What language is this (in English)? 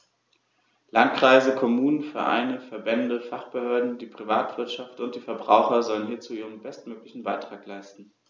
German